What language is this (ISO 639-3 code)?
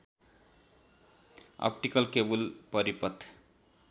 nep